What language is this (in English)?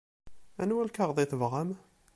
Kabyle